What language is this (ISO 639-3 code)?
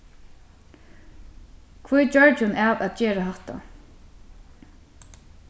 fao